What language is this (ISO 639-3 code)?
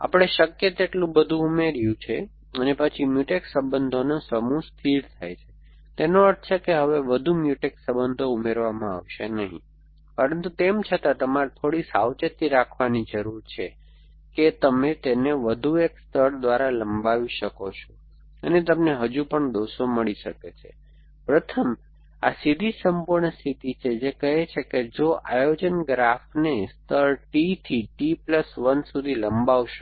guj